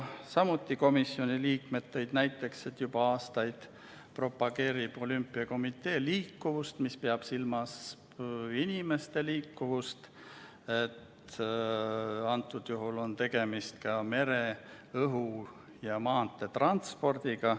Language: Estonian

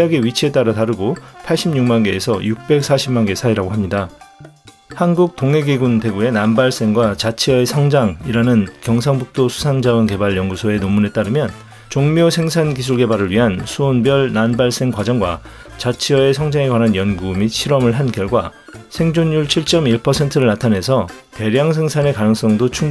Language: Korean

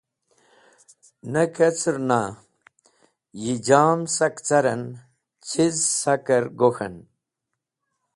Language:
Wakhi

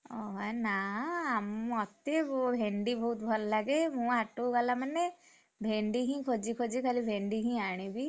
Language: Odia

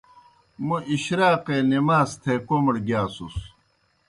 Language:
Kohistani Shina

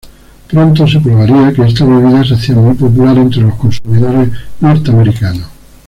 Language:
Spanish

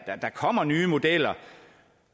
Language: Danish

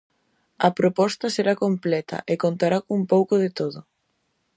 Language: Galician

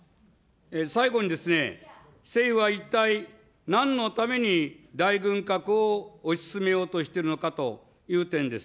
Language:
Japanese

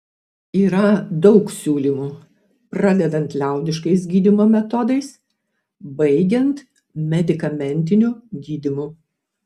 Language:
Lithuanian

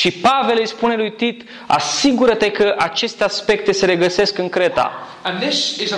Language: Romanian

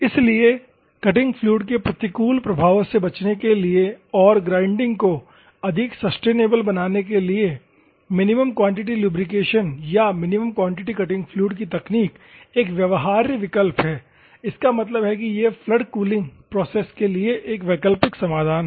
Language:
Hindi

